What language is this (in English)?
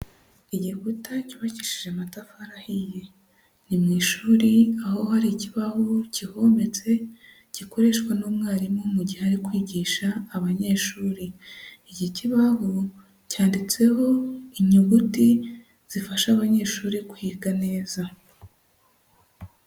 Kinyarwanda